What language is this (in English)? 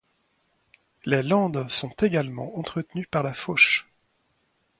French